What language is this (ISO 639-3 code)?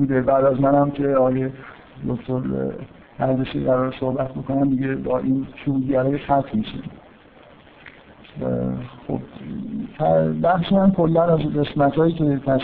fas